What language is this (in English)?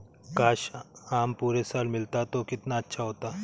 Hindi